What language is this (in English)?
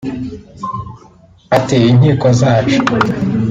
Kinyarwanda